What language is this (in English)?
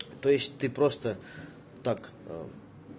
Russian